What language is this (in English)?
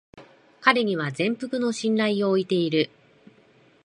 Japanese